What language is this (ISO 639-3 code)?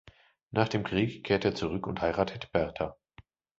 deu